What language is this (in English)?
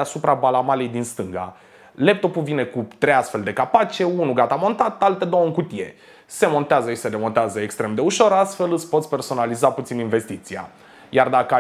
Romanian